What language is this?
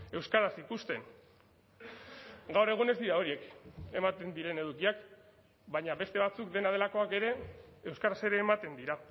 Basque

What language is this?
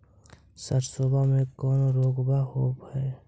Magahi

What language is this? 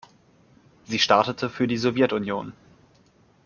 German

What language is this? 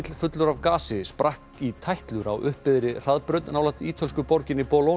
Icelandic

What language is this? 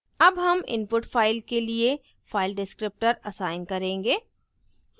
Hindi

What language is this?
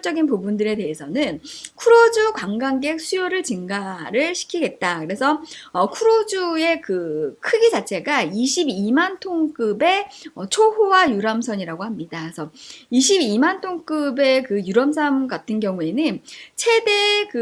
Korean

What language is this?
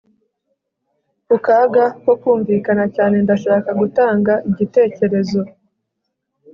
Kinyarwanda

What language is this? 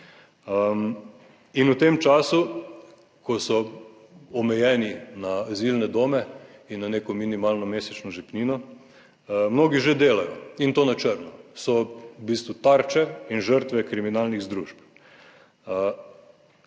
Slovenian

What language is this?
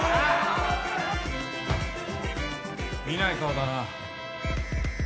Japanese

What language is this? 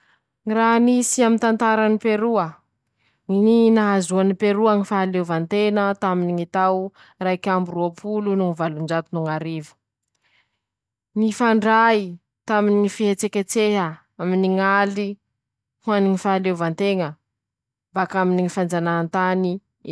Masikoro Malagasy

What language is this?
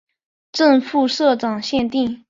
Chinese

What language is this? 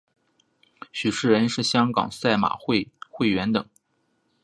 Chinese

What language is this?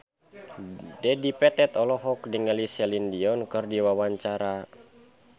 Sundanese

